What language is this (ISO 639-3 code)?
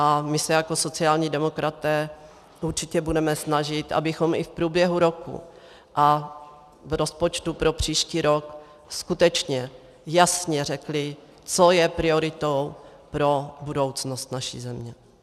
ces